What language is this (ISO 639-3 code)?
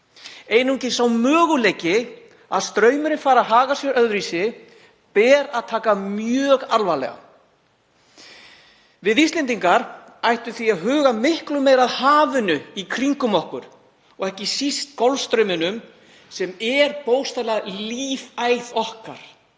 isl